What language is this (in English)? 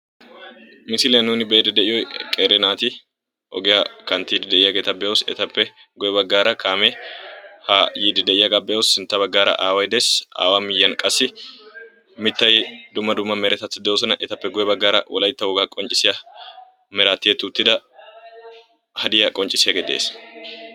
Wolaytta